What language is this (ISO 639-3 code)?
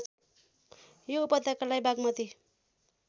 nep